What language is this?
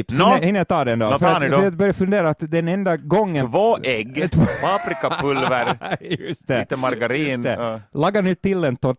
Swedish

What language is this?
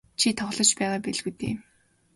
Mongolian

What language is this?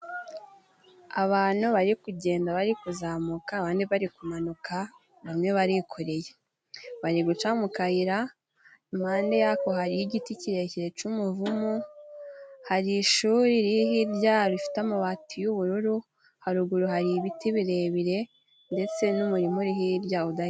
Kinyarwanda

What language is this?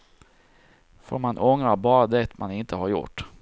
Swedish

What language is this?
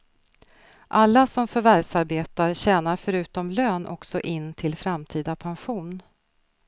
Swedish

